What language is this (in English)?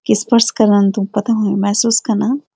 Garhwali